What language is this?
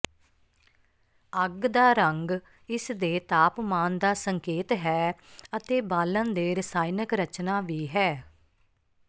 Punjabi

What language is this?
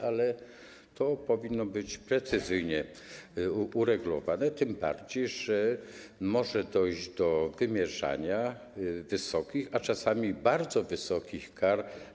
Polish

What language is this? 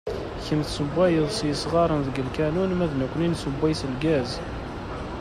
Kabyle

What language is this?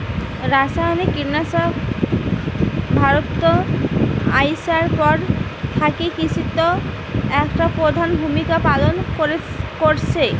Bangla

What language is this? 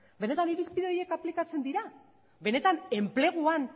Basque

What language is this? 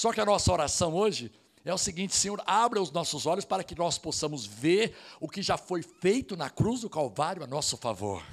Portuguese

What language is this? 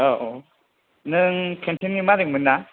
Bodo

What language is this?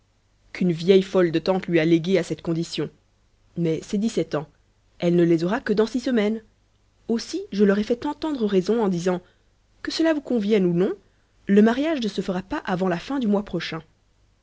French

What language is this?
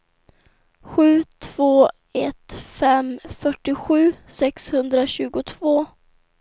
Swedish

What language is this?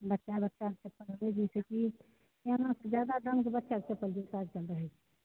Maithili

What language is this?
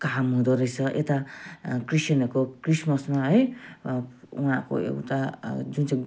Nepali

